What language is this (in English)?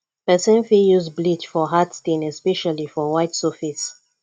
Nigerian Pidgin